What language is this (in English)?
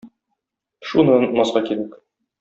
Tatar